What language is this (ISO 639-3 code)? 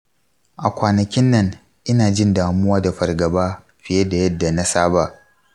hau